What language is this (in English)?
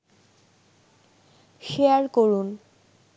Bangla